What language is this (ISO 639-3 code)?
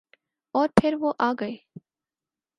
urd